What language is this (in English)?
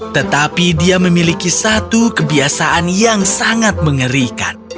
Indonesian